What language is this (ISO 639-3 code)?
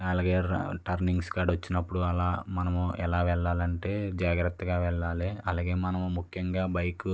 tel